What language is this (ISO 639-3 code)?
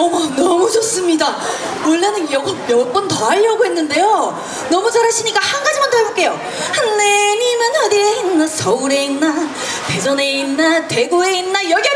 kor